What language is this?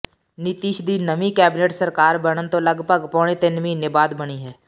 Punjabi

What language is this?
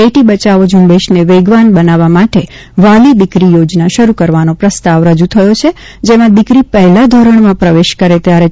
Gujarati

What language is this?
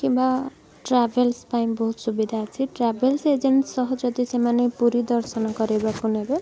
Odia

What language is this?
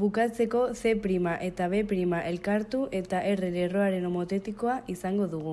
Basque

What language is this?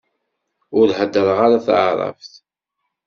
Kabyle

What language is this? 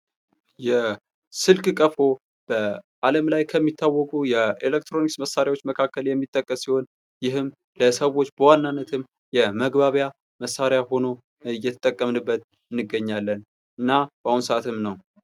Amharic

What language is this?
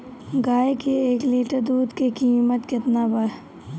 Bhojpuri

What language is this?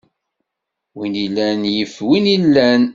Kabyle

